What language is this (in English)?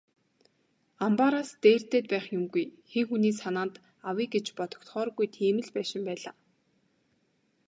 Mongolian